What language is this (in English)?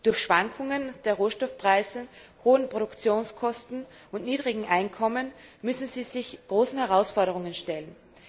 German